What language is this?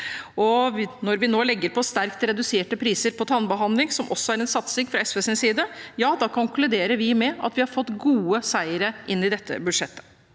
Norwegian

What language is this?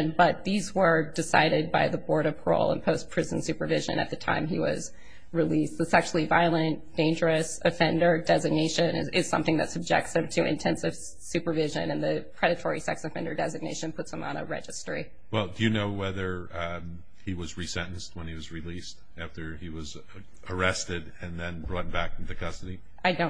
English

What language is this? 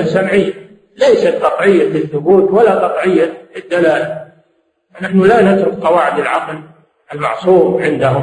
Arabic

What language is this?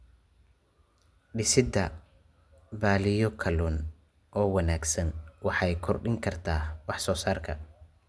Somali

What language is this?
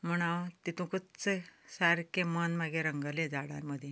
Konkani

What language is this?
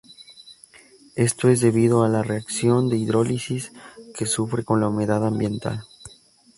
Spanish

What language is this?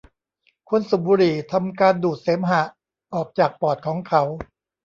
Thai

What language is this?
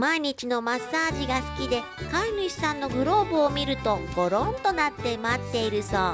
Japanese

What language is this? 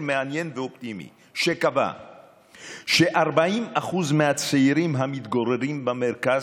Hebrew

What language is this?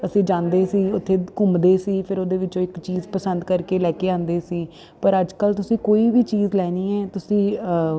Punjabi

